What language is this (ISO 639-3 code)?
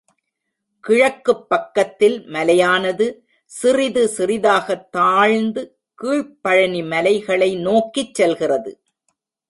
tam